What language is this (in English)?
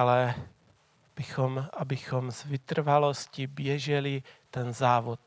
Czech